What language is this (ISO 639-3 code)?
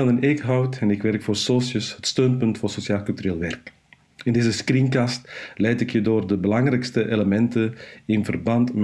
nld